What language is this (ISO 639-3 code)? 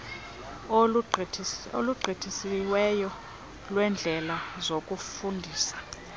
xho